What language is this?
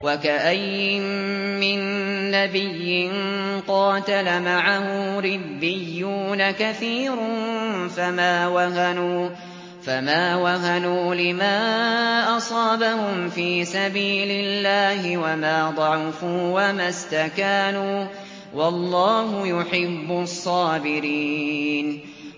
Arabic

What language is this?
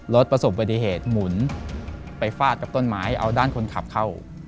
Thai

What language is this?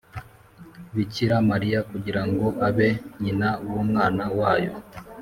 Kinyarwanda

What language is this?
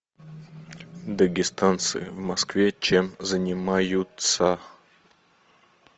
Russian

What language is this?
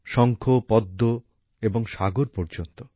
Bangla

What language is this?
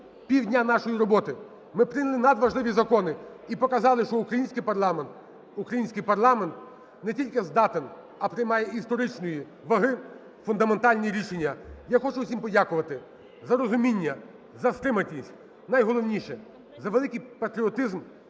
Ukrainian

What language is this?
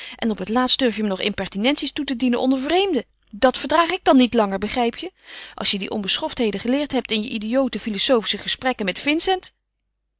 Dutch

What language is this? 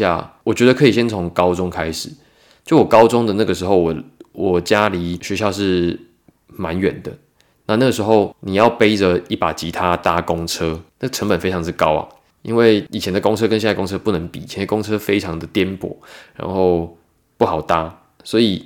Chinese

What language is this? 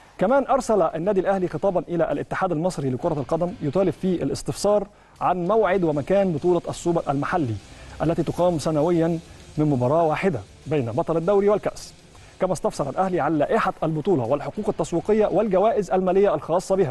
Arabic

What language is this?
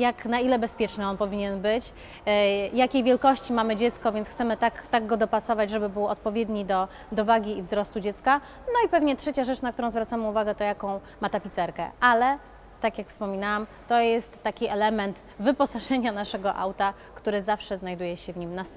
Polish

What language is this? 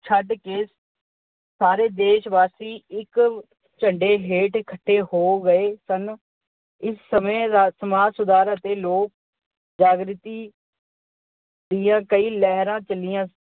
Punjabi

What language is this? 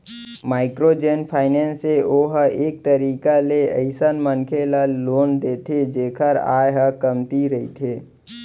Chhattisgarhi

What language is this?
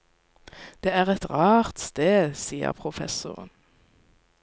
Norwegian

